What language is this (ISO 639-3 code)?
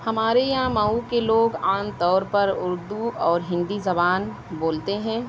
urd